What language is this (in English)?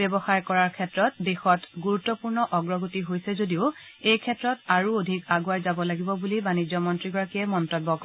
Assamese